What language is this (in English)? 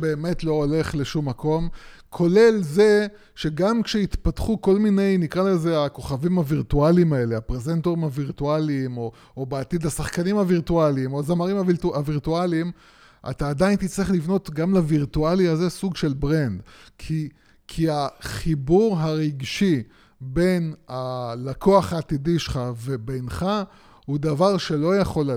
Hebrew